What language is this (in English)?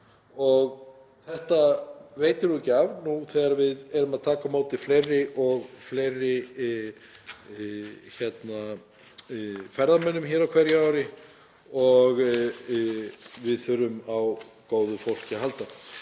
Icelandic